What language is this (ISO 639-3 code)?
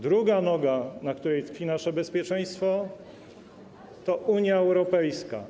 pol